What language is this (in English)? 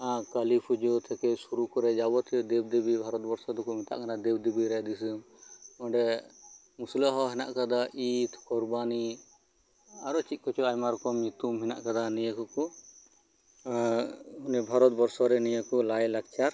Santali